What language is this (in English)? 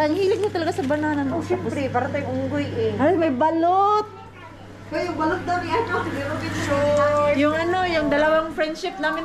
Filipino